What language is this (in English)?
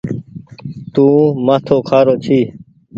Goaria